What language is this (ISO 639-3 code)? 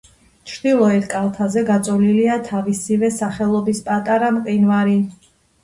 kat